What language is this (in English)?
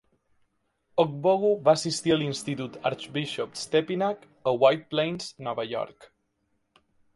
Catalan